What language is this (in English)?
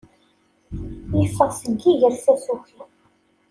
Kabyle